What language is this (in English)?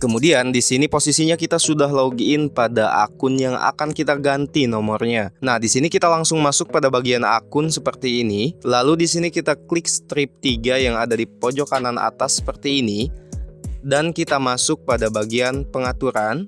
Indonesian